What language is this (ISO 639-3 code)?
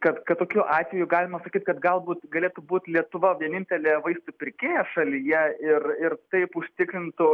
lit